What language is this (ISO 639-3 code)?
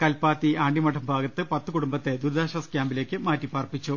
mal